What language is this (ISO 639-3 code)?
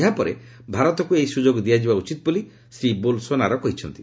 ori